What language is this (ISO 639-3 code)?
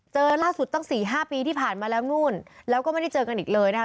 tha